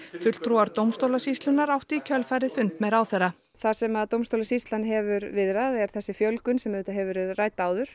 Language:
Icelandic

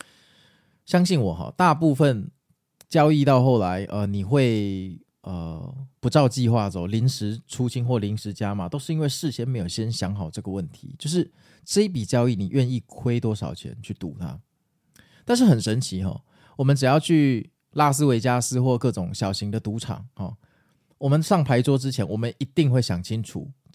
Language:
Chinese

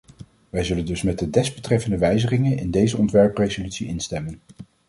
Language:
Dutch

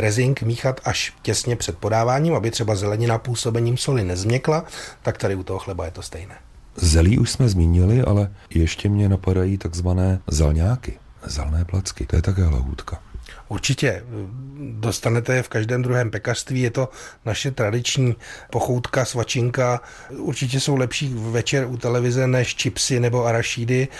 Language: Czech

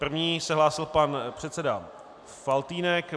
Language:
Czech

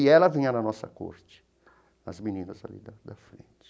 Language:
Portuguese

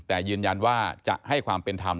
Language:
Thai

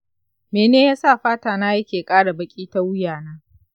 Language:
Hausa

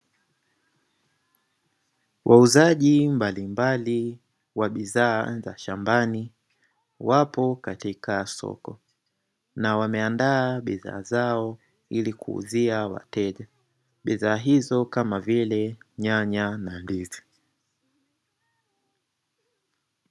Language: Swahili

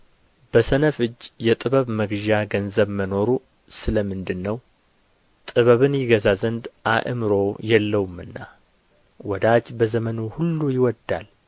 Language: Amharic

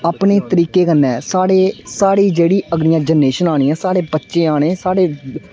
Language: Dogri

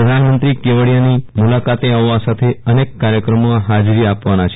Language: Gujarati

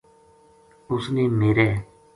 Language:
Gujari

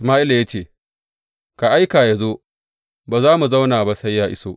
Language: Hausa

